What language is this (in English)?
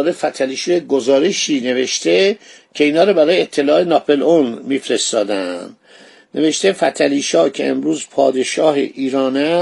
Persian